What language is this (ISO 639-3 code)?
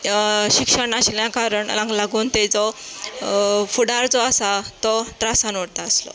kok